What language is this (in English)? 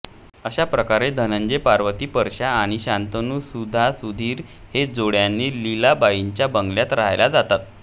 Marathi